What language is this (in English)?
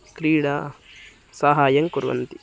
Sanskrit